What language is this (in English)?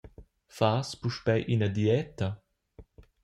Romansh